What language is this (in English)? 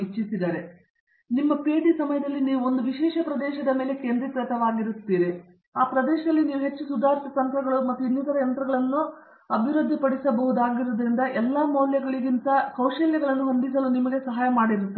Kannada